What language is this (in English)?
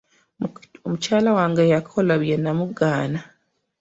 Ganda